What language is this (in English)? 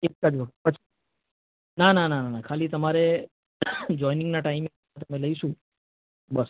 Gujarati